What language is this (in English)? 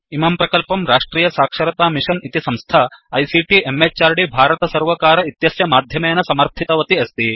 Sanskrit